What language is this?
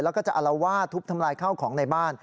Thai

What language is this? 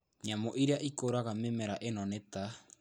Kikuyu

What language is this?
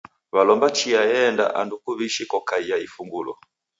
Taita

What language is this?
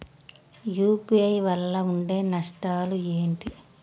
Telugu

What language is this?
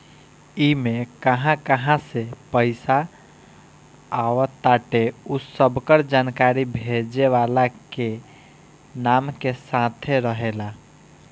Bhojpuri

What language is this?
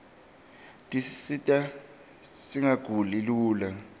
Swati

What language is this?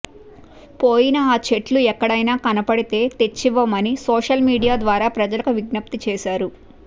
Telugu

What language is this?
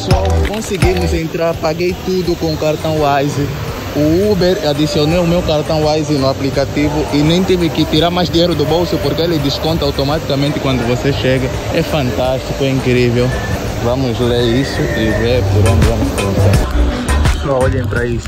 Portuguese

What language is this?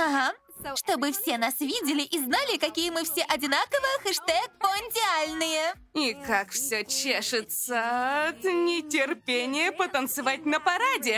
Russian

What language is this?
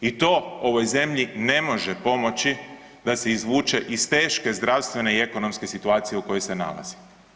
Croatian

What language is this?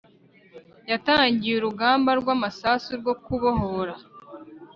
Kinyarwanda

